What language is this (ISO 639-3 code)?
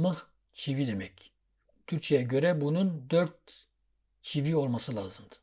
tur